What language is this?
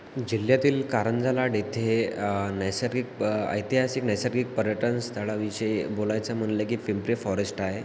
Marathi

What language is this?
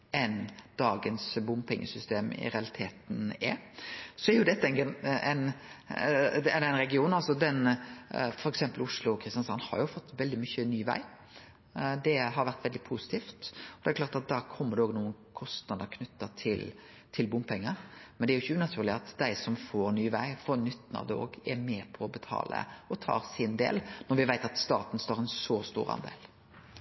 Norwegian Nynorsk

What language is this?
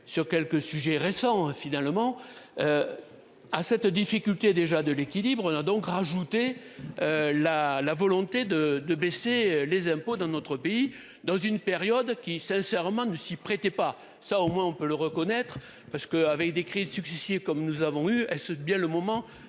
French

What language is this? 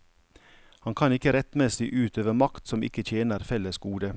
Norwegian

